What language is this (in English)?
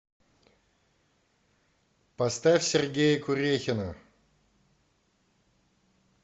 Russian